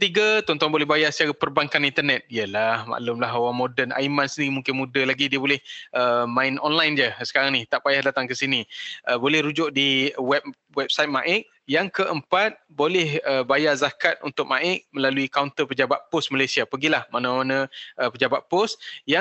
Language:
Malay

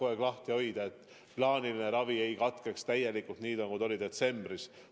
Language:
Estonian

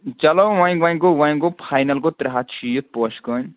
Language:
Kashmiri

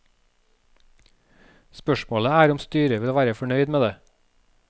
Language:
Norwegian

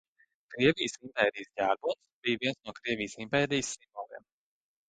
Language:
Latvian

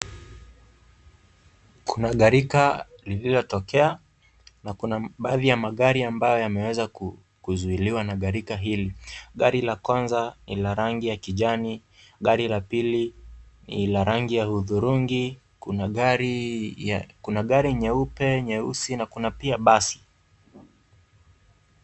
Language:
Swahili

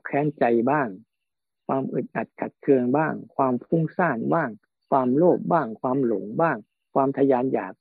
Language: Thai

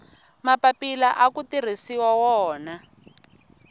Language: Tsonga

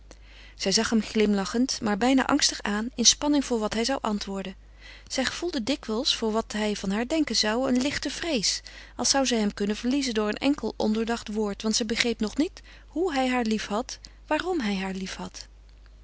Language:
Dutch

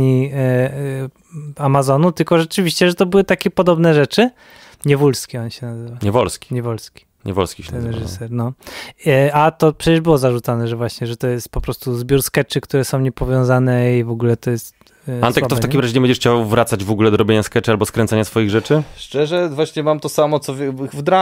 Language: Polish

